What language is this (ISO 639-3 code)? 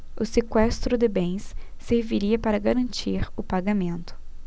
por